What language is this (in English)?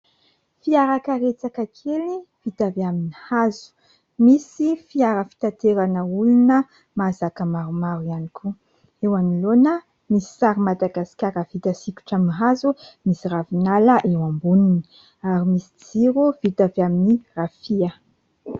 Malagasy